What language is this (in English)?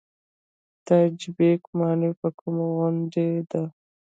Pashto